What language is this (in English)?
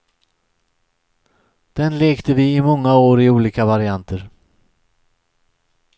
Swedish